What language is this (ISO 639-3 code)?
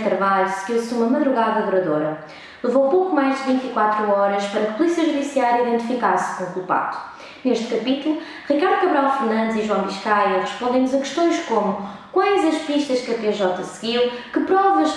por